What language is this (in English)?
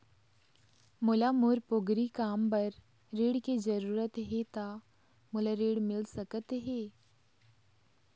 Chhattisgarhi